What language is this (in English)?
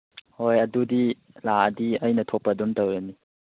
Manipuri